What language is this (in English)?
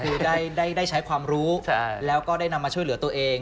Thai